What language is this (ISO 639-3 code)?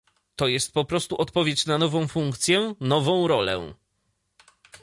pol